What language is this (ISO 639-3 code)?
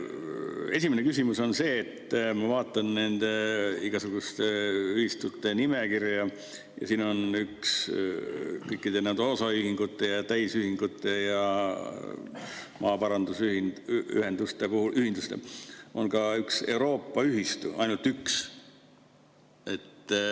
est